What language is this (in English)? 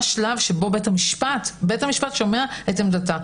Hebrew